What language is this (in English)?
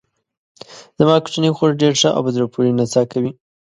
Pashto